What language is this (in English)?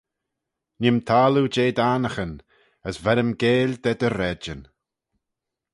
Manx